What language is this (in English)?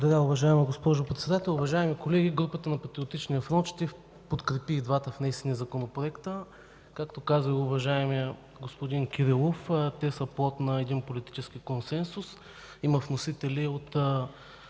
Bulgarian